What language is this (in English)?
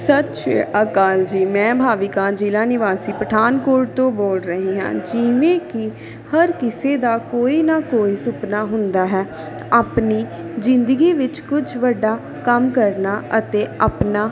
Punjabi